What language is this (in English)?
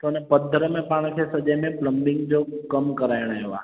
Sindhi